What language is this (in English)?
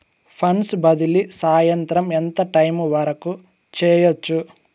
Telugu